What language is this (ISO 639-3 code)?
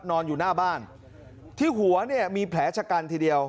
tha